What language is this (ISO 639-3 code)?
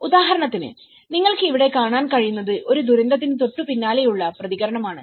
mal